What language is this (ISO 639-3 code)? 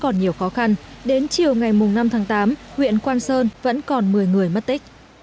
vie